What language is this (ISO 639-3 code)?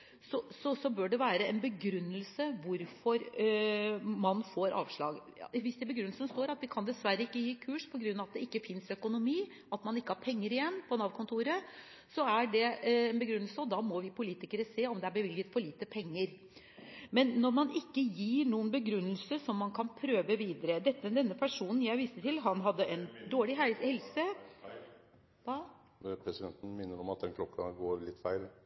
nor